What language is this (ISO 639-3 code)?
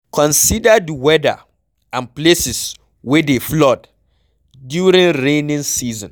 pcm